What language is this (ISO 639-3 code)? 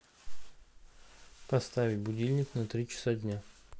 rus